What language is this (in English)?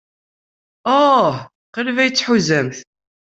Kabyle